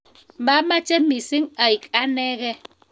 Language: Kalenjin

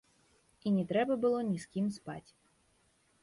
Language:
Belarusian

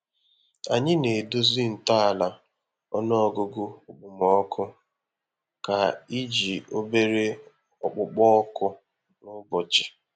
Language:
Igbo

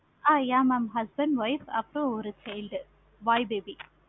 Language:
Tamil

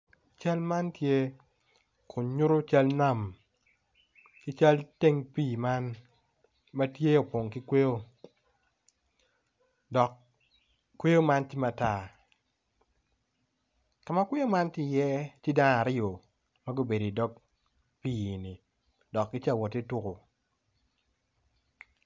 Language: Acoli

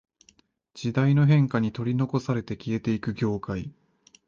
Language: Japanese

